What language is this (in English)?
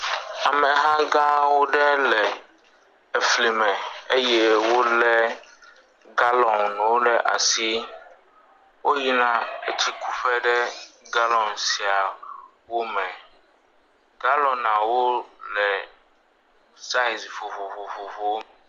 Ewe